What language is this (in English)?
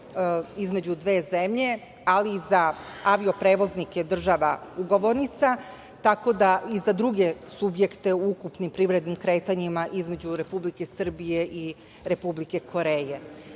Serbian